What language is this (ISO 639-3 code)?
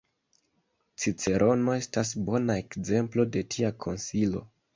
epo